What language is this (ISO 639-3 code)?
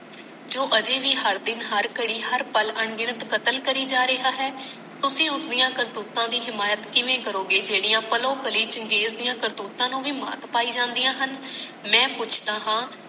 pan